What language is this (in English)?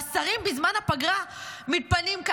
Hebrew